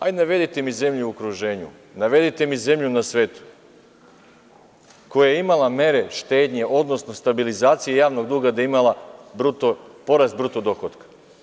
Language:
Serbian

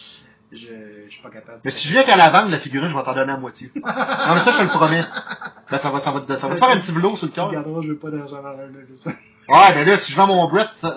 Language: French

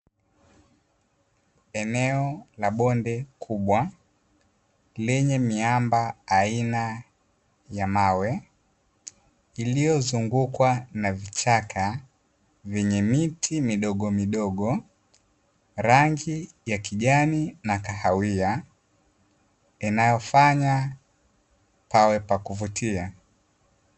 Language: Swahili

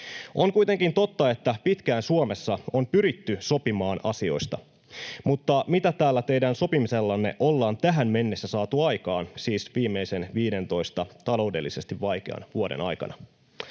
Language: Finnish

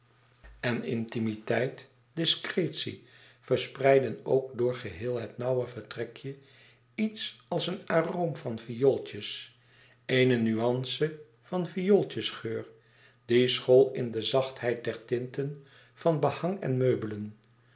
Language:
Dutch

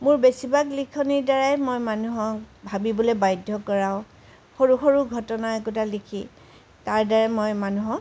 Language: Assamese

